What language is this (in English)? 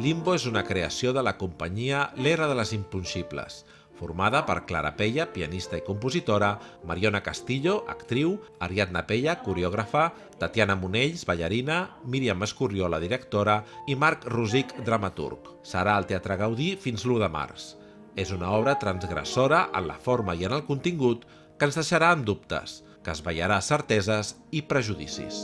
Catalan